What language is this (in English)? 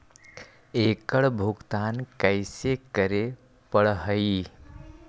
Magahi